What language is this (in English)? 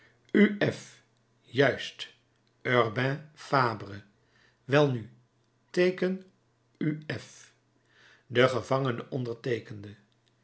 Dutch